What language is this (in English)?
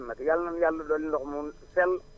Wolof